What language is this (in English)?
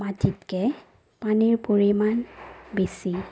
Assamese